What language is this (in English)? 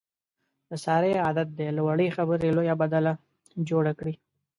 Pashto